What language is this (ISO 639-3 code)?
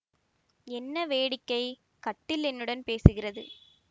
tam